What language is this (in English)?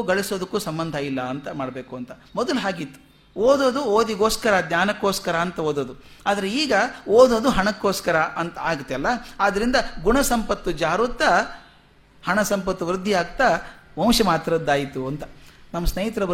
Kannada